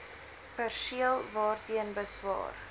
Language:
Afrikaans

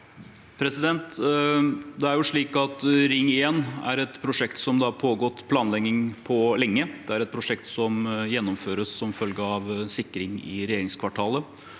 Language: Norwegian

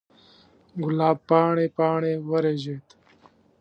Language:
Pashto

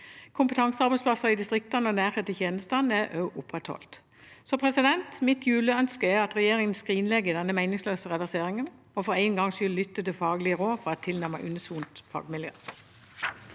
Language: Norwegian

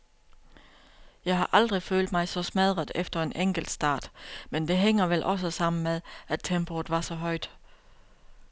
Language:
Danish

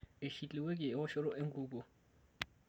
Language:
Masai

